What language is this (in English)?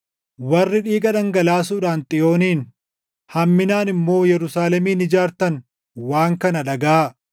Oromo